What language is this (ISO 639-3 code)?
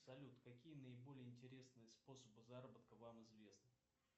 rus